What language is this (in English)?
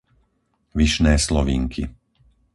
Slovak